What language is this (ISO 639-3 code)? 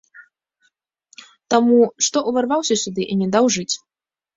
bel